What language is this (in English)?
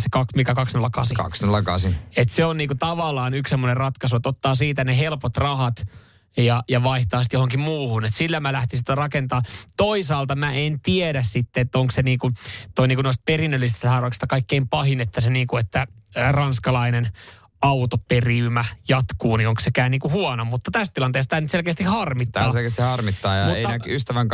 Finnish